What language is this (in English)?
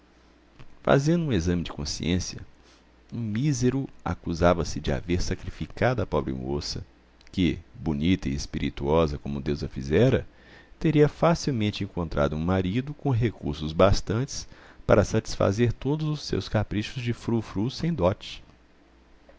Portuguese